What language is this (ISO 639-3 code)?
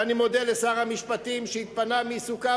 heb